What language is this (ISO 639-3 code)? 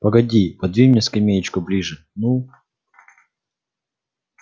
rus